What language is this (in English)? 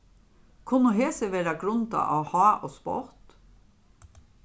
Faroese